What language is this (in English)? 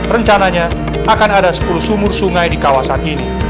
Indonesian